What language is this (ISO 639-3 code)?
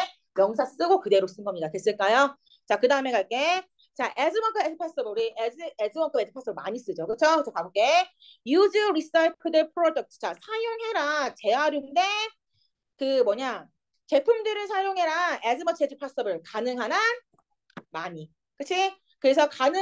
kor